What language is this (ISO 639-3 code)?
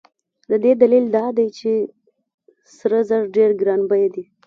pus